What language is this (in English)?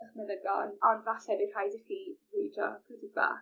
Welsh